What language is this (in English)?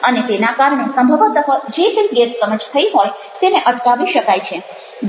Gujarati